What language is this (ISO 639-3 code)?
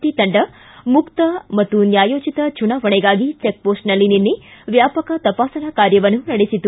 kan